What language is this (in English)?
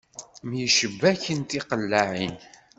Kabyle